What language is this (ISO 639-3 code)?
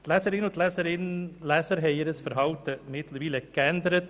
gsw